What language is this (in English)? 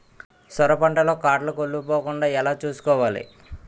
Telugu